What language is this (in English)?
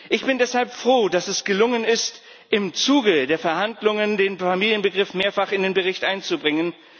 German